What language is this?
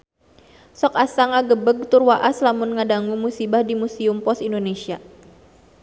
Sundanese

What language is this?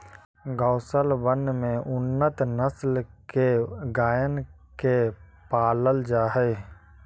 Magahi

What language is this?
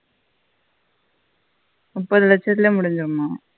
Tamil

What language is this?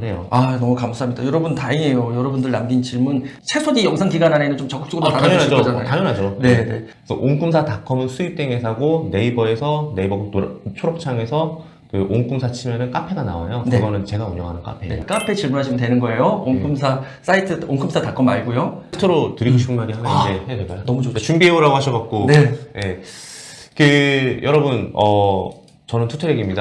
Korean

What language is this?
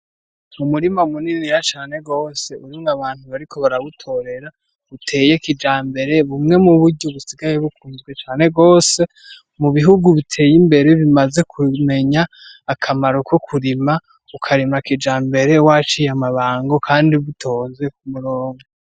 Rundi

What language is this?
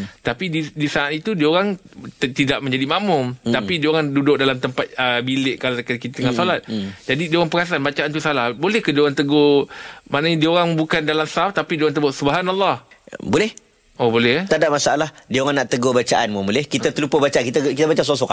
Malay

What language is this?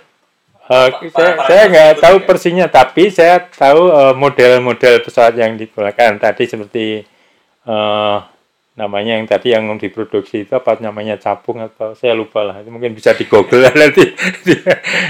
Indonesian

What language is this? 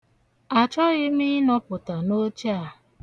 Igbo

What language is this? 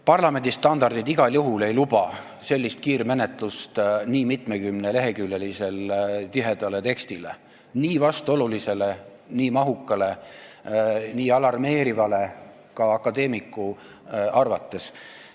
Estonian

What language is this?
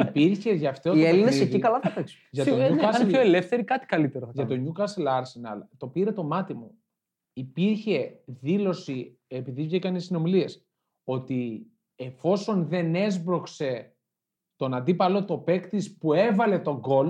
Greek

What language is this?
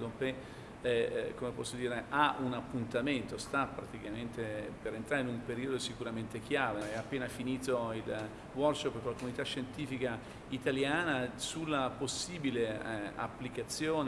Italian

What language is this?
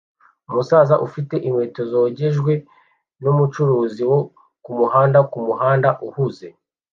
Kinyarwanda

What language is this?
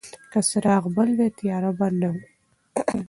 Pashto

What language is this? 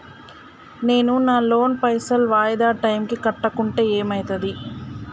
Telugu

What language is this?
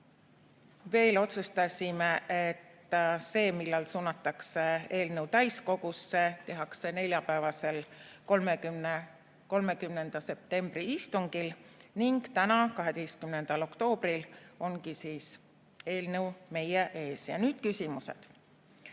Estonian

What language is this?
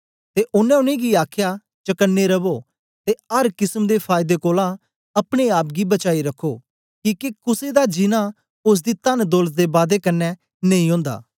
Dogri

